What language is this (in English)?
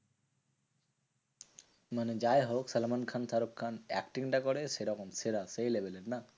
Bangla